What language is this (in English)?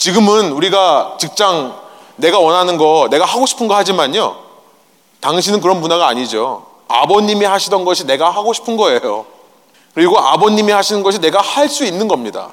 Korean